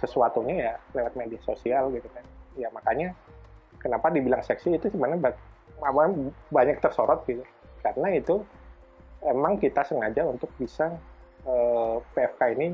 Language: Indonesian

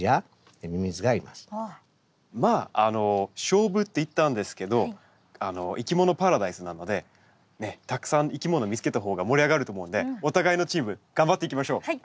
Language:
Japanese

